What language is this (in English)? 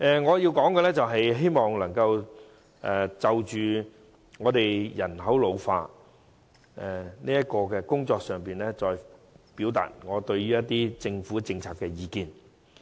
Cantonese